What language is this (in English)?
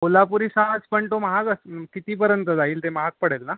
Marathi